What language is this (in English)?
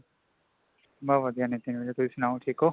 Punjabi